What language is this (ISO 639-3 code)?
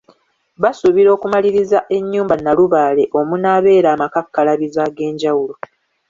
lug